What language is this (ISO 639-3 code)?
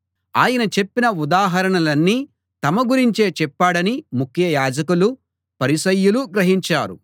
tel